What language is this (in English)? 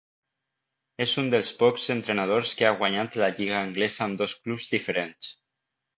Catalan